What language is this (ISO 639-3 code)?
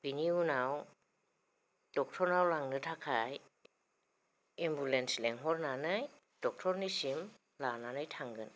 brx